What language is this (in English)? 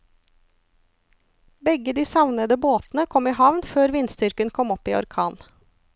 Norwegian